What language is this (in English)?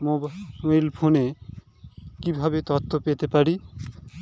Bangla